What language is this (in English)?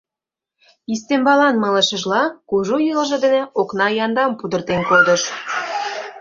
Mari